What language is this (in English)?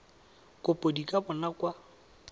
Tswana